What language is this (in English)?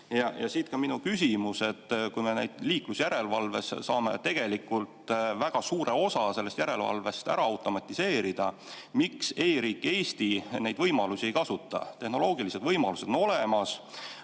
Estonian